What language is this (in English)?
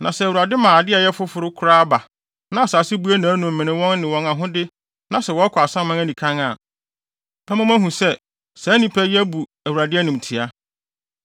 Akan